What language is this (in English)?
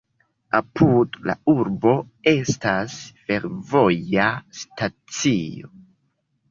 Esperanto